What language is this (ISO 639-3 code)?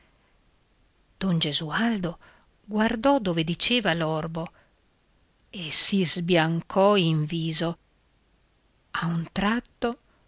ita